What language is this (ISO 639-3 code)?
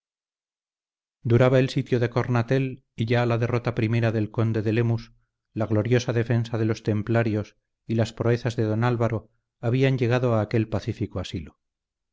spa